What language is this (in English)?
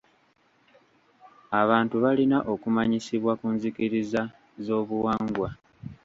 Ganda